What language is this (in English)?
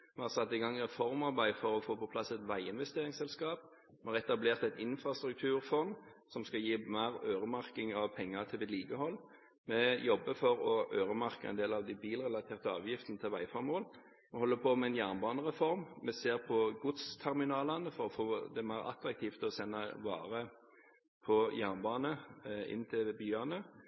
Norwegian Bokmål